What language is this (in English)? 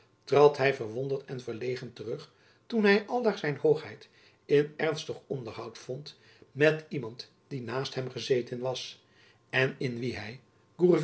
Dutch